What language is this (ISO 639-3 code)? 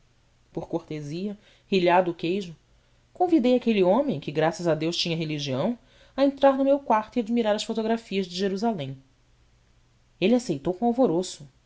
por